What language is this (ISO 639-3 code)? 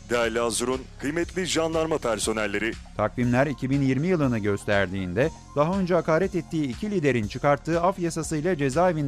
tur